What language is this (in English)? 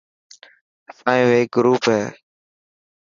Dhatki